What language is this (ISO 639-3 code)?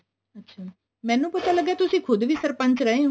pan